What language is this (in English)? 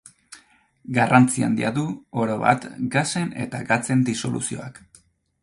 Basque